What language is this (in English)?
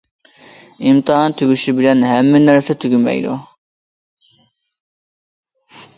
Uyghur